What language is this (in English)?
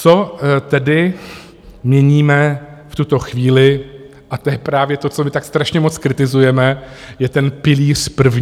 Czech